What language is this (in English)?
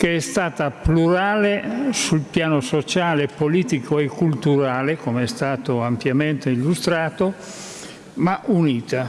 Italian